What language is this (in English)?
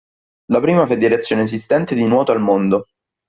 Italian